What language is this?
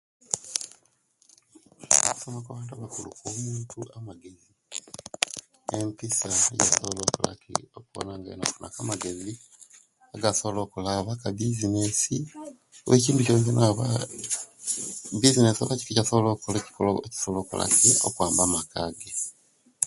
Kenyi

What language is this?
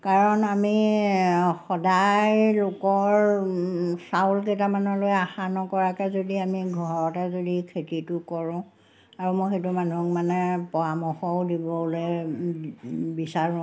Assamese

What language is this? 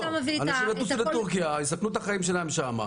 Hebrew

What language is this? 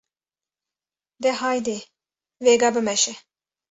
Kurdish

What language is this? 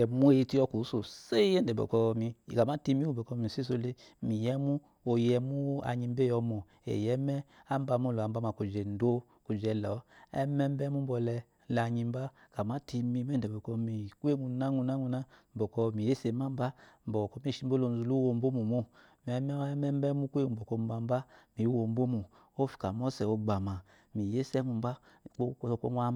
Eloyi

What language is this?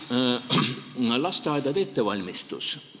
Estonian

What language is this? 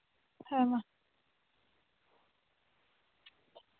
Santali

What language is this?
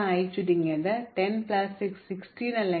Malayalam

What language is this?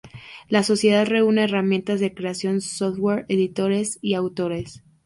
Spanish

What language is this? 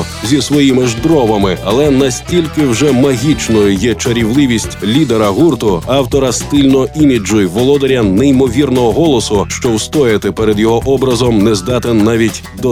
Ukrainian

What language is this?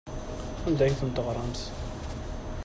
Kabyle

